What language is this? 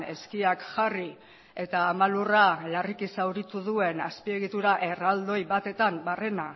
Basque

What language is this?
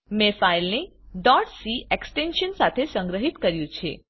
Gujarati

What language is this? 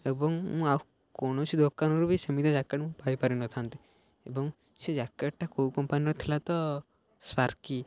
Odia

